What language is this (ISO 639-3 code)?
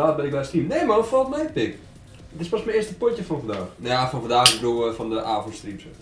nld